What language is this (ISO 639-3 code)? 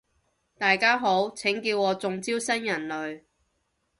yue